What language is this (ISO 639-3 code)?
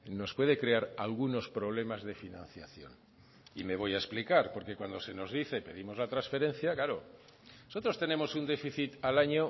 spa